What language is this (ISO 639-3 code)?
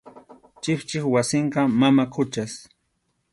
qxu